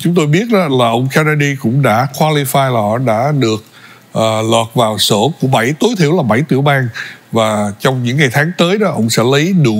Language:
Vietnamese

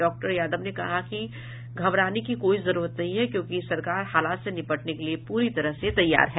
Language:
Hindi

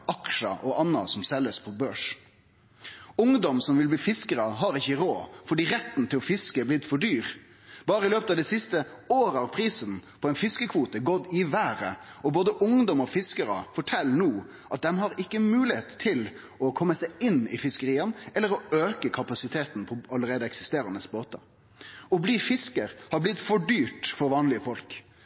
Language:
Norwegian Nynorsk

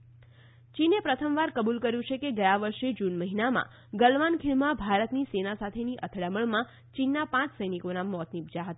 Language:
Gujarati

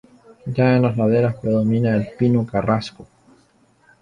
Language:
Spanish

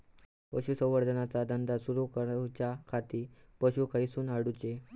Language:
Marathi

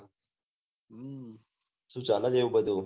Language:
Gujarati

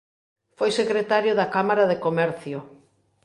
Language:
Galician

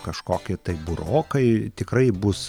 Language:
Lithuanian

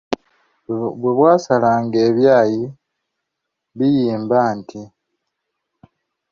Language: Ganda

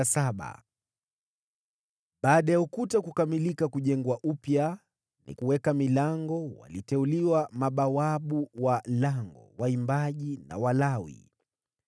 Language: Swahili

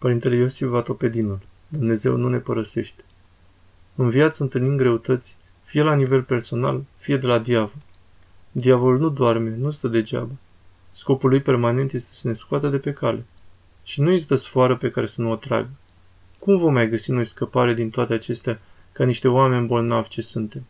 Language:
Romanian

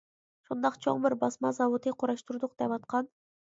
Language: Uyghur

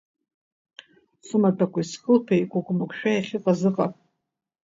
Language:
Abkhazian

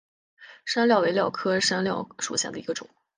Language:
Chinese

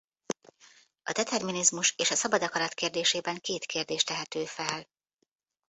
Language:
Hungarian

